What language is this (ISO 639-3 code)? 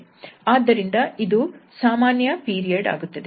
kan